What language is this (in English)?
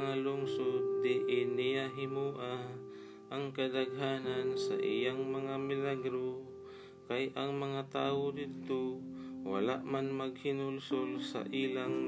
Filipino